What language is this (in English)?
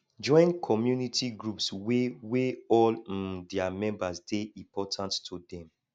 Nigerian Pidgin